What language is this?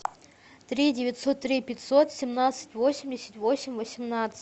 Russian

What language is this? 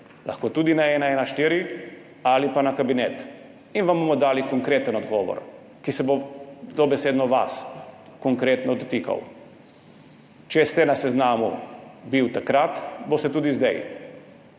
Slovenian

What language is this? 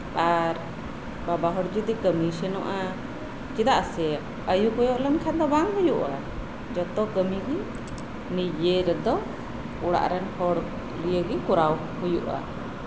Santali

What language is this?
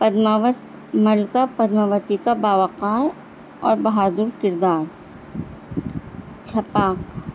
Urdu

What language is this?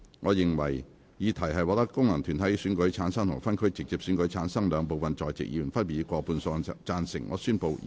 Cantonese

